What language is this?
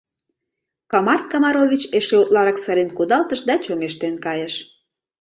Mari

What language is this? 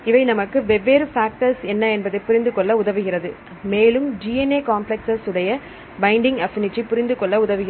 Tamil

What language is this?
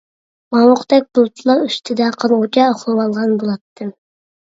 Uyghur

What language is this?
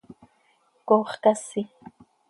Seri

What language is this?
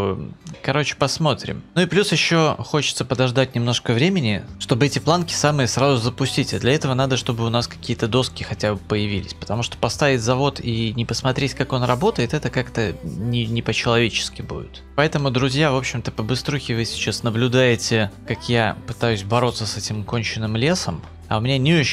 Russian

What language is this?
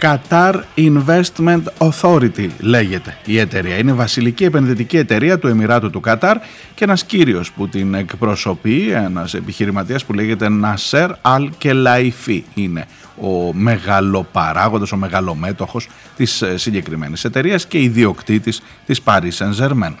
Greek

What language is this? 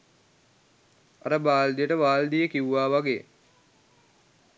Sinhala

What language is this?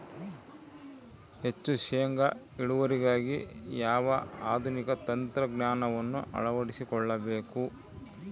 Kannada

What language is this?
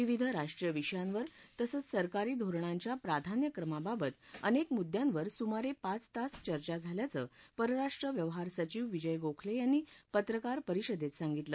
Marathi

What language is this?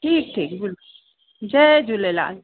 Sindhi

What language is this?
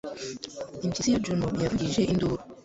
Kinyarwanda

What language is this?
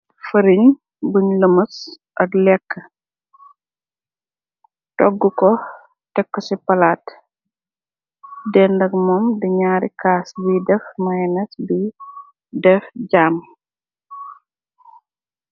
Wolof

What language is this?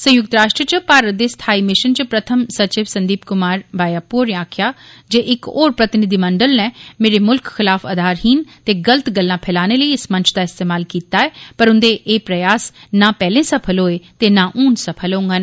Dogri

